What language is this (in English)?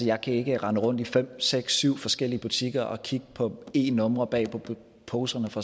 Danish